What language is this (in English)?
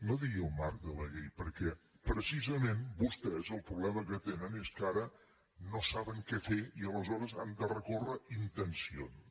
Catalan